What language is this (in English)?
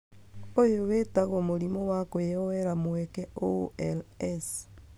Kikuyu